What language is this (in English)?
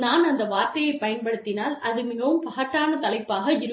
Tamil